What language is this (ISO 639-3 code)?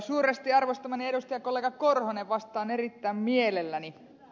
fin